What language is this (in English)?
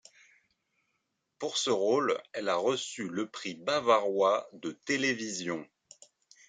French